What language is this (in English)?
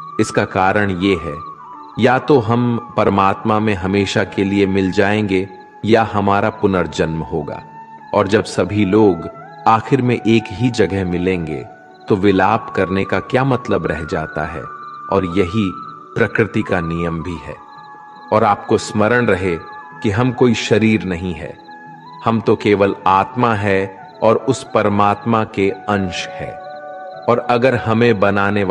Hindi